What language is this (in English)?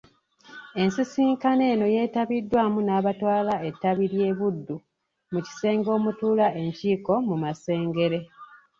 Ganda